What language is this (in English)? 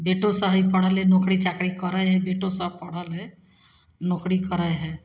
Maithili